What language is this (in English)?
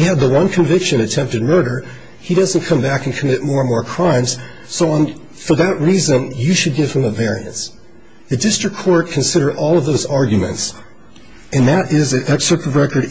English